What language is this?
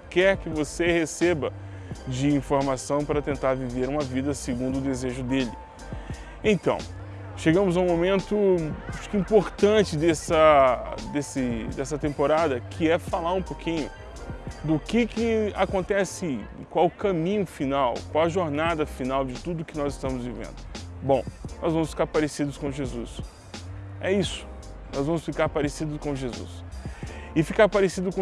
Portuguese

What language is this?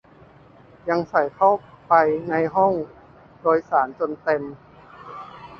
Thai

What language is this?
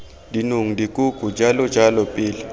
Tswana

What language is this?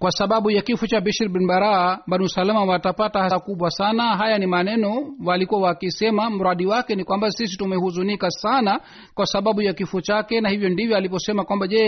Swahili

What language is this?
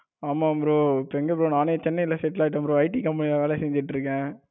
Tamil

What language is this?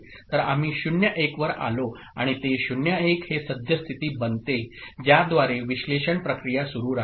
Marathi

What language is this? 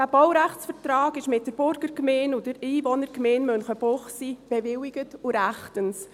Swiss German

